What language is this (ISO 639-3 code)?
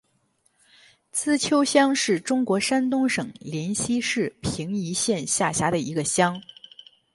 zho